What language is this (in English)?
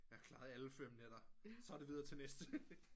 Danish